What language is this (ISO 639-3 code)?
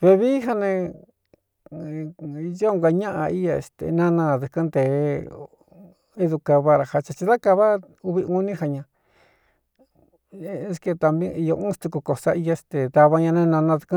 xtu